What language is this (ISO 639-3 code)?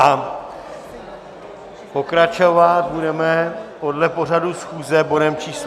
ces